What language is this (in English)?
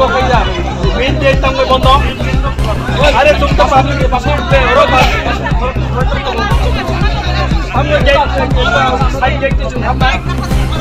Arabic